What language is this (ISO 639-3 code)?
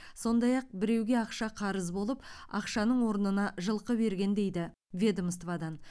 kaz